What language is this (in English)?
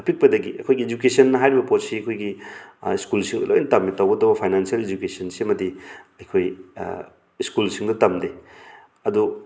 Manipuri